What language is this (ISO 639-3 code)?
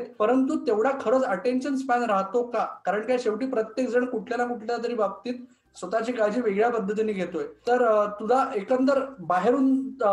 mar